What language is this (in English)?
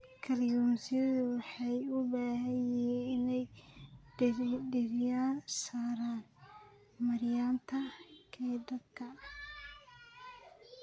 Somali